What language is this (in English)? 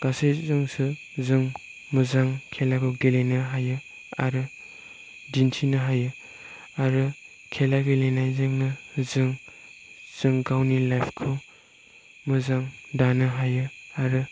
Bodo